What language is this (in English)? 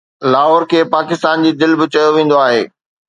Sindhi